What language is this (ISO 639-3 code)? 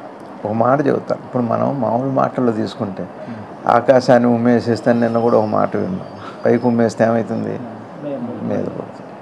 hin